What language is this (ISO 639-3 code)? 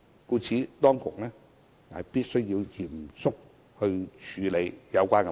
yue